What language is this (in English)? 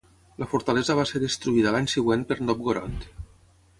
Catalan